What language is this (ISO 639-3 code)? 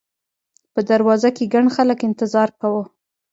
pus